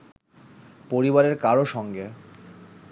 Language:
Bangla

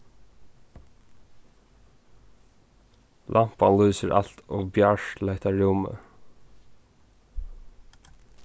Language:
Faroese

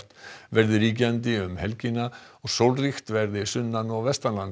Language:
Icelandic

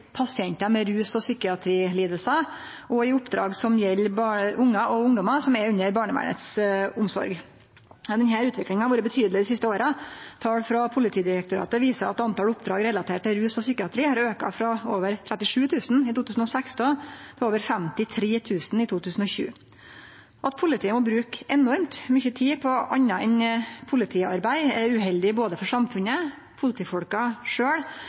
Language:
Norwegian Nynorsk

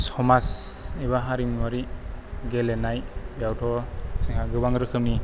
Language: Bodo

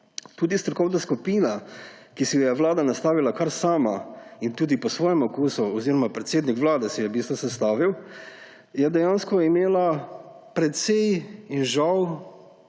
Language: Slovenian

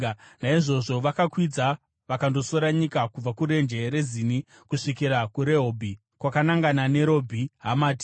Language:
Shona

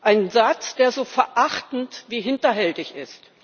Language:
German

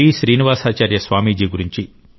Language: Telugu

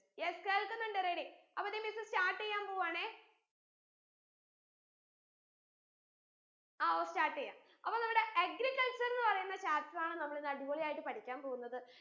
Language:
Malayalam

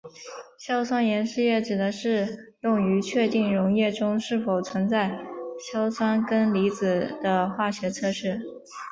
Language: Chinese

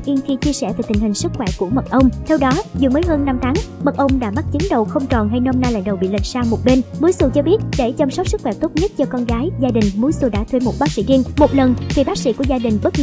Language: Vietnamese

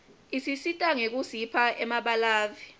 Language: Swati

